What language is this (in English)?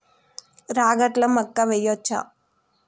Telugu